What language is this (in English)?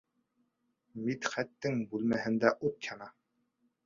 Bashkir